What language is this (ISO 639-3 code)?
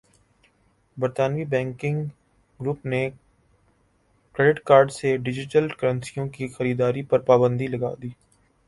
urd